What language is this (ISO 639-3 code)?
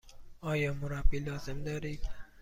fas